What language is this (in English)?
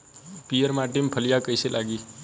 Bhojpuri